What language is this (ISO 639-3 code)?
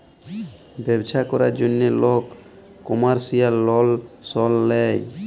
ben